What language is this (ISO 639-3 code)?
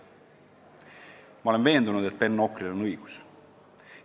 est